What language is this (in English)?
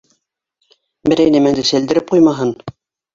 Bashkir